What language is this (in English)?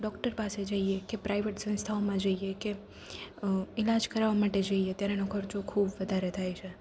Gujarati